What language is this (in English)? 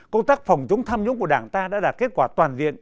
Vietnamese